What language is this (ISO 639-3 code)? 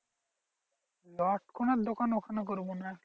ben